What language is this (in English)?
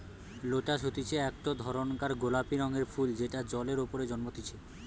Bangla